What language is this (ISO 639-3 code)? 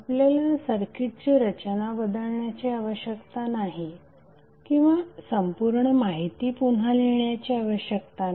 mar